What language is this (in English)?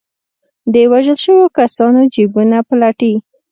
Pashto